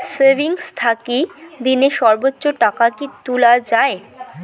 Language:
Bangla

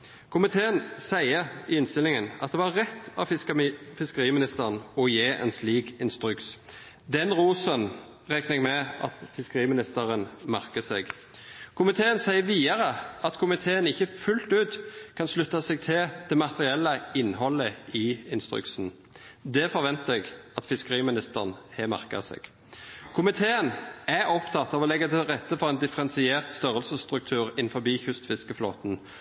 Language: Norwegian Nynorsk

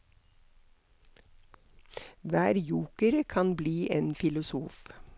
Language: Norwegian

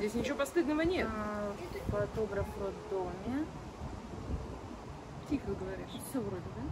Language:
Russian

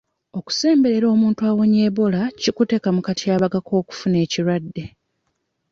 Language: Ganda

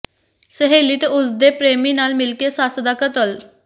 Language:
Punjabi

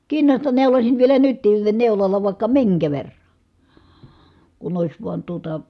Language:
Finnish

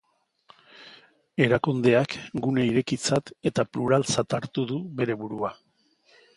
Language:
Basque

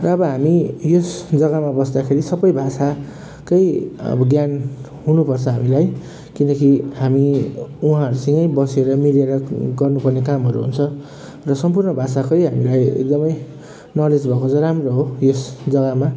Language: Nepali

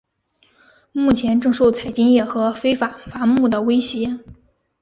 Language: Chinese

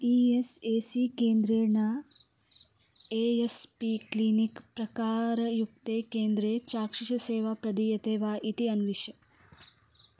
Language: Sanskrit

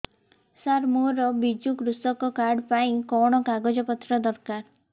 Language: Odia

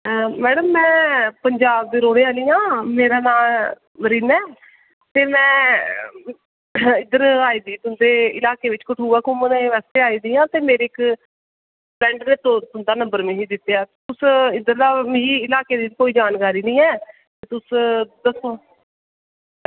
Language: Dogri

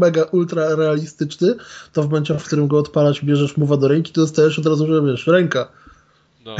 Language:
Polish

